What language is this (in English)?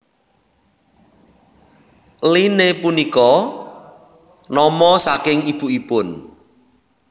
Javanese